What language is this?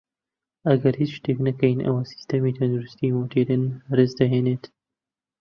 Central Kurdish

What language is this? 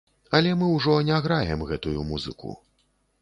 Belarusian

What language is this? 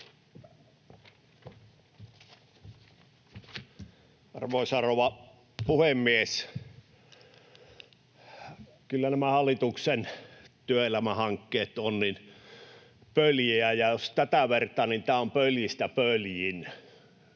Finnish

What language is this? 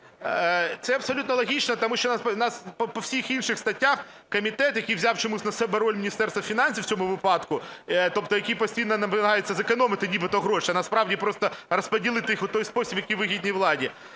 Ukrainian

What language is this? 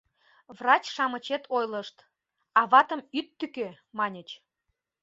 Mari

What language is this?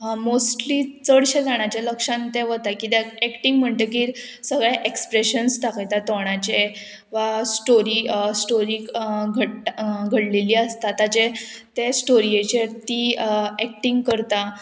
Konkani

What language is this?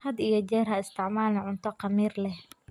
Somali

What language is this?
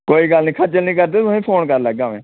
Dogri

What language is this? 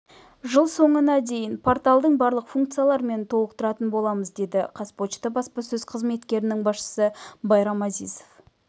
Kazakh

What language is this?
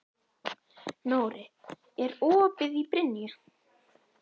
Icelandic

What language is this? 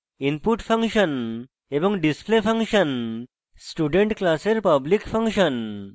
Bangla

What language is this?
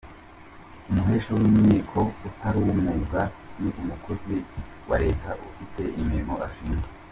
Kinyarwanda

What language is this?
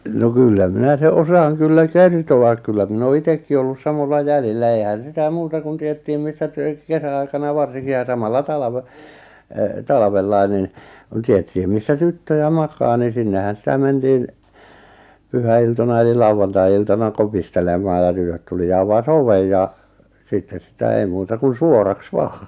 Finnish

